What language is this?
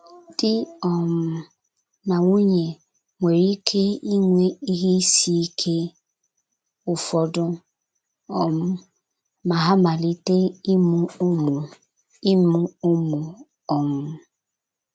Igbo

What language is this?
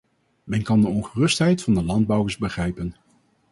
Dutch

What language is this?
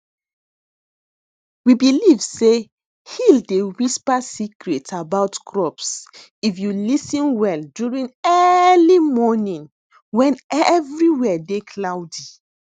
Nigerian Pidgin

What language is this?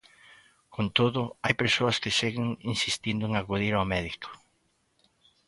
Galician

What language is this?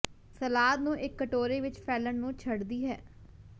Punjabi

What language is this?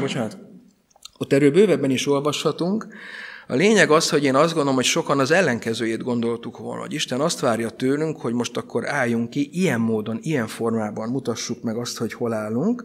Hungarian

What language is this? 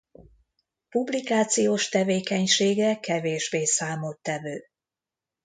Hungarian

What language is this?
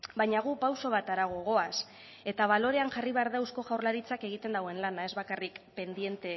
Basque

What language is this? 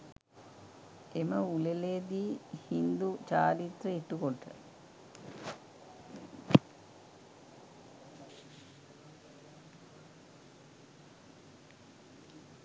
Sinhala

